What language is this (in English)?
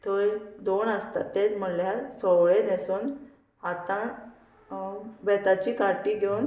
Konkani